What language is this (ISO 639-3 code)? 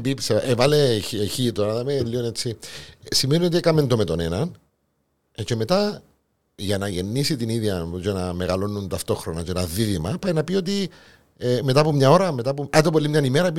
ell